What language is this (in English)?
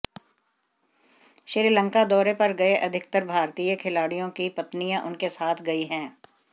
Hindi